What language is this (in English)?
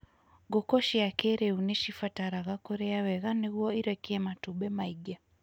Kikuyu